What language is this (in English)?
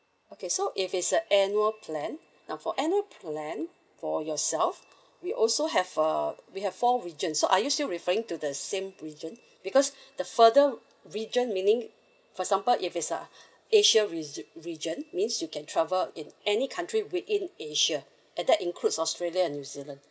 English